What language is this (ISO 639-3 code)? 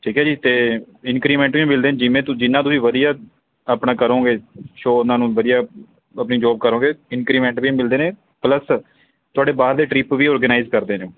pan